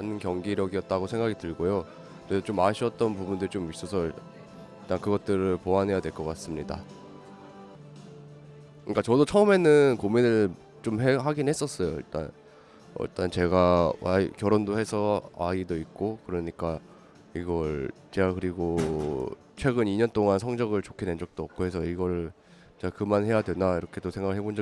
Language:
Korean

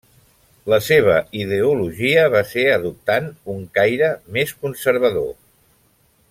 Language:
Catalan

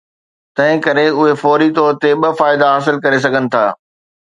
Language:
Sindhi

